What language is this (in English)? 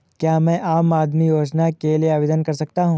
Hindi